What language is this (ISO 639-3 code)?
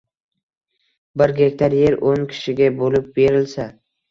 uzb